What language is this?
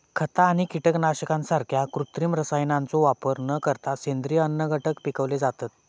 Marathi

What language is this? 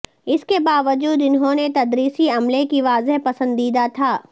Urdu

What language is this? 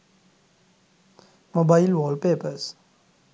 Sinhala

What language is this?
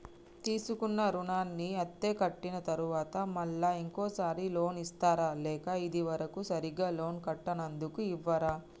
Telugu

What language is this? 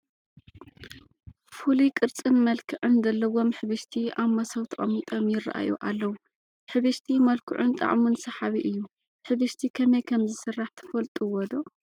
Tigrinya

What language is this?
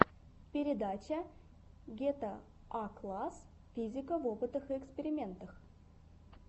Russian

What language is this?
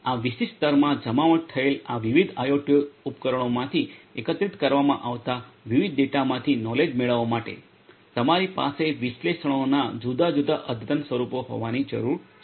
Gujarati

